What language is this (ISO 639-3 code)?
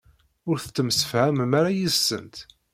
kab